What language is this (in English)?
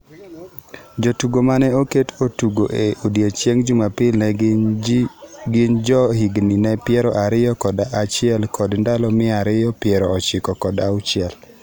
Luo (Kenya and Tanzania)